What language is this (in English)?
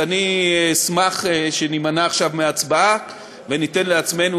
Hebrew